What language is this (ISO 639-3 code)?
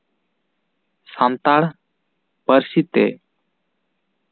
sat